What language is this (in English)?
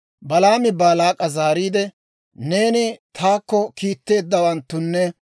Dawro